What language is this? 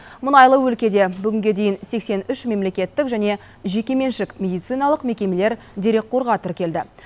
Kazakh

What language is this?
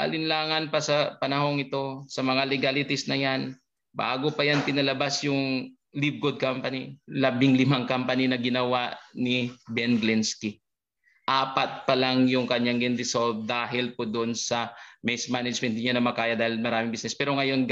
Filipino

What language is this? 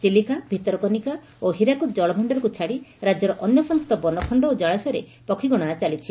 Odia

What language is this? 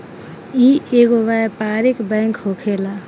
Bhojpuri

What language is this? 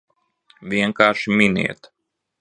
Latvian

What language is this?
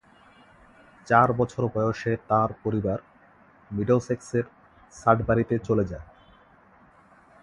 Bangla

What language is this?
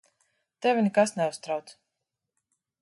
Latvian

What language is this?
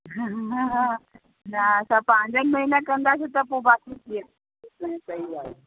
Sindhi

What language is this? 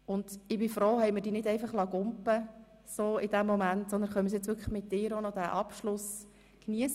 Swiss German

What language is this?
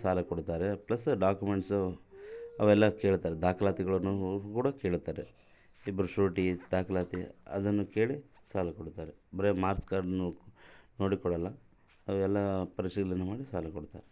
Kannada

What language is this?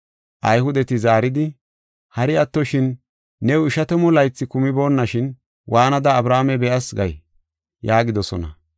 Gofa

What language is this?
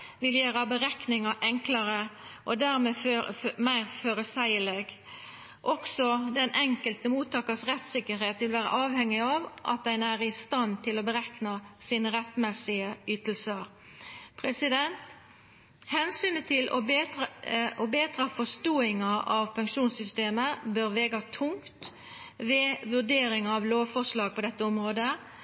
Norwegian Nynorsk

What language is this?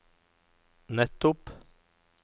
Norwegian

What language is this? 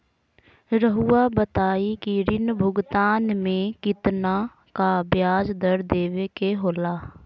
Magahi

